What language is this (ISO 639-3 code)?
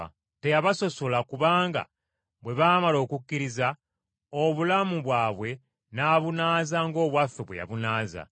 lug